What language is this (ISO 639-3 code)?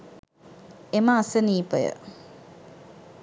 sin